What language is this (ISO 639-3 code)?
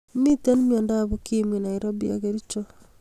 kln